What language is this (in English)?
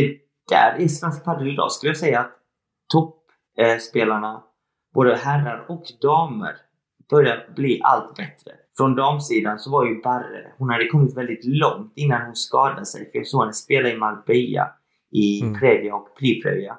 Swedish